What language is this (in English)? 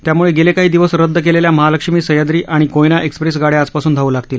Marathi